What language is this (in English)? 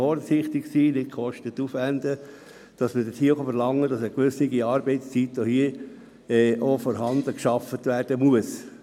Swiss German